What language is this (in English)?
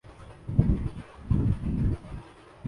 Urdu